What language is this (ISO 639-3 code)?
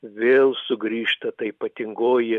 lit